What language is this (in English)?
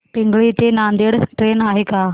Marathi